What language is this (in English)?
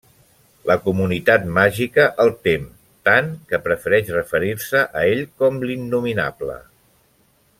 Catalan